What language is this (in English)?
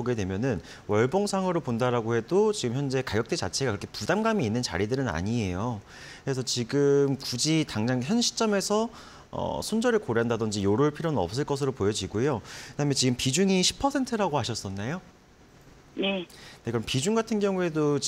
Korean